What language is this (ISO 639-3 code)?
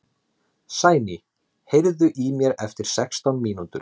isl